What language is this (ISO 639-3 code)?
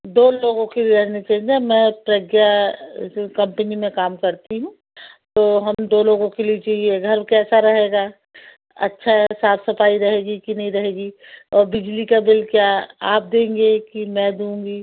hin